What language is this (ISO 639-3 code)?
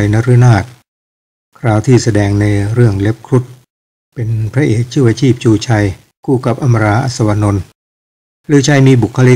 tha